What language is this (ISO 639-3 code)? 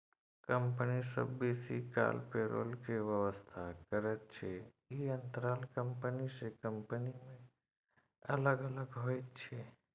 mai